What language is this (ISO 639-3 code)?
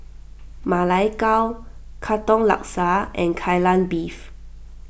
eng